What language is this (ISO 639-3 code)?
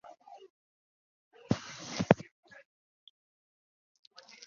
zho